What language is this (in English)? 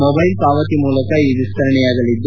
Kannada